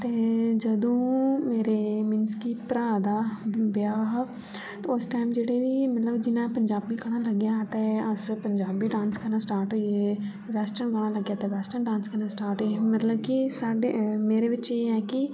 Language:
Dogri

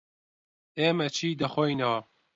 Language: Central Kurdish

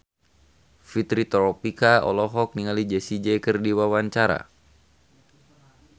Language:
Sundanese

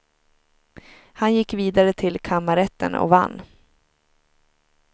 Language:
Swedish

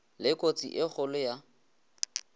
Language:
Northern Sotho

